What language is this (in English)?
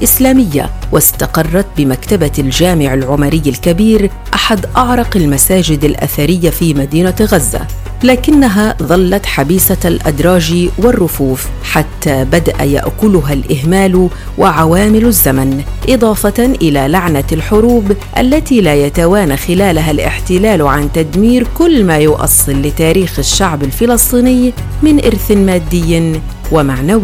Arabic